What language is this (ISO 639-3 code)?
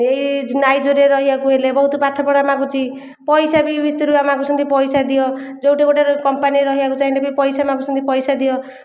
ori